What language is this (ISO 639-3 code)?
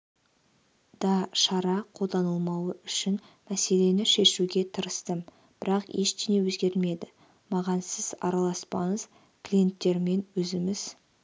kaz